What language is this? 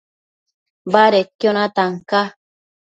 Matsés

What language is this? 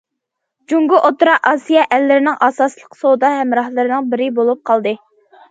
Uyghur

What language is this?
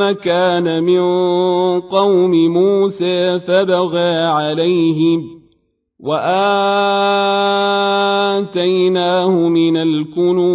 Arabic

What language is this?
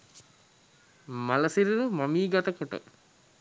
Sinhala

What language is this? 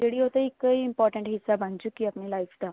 Punjabi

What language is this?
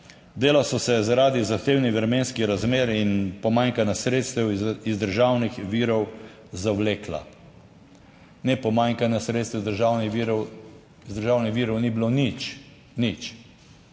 Slovenian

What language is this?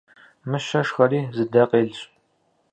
Kabardian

